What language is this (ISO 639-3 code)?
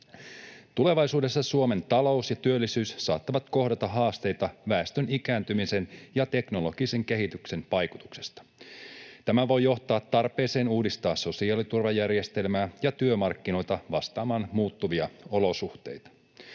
fin